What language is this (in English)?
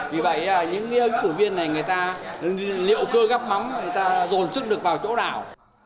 Vietnamese